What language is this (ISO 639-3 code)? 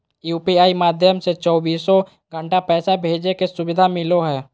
mag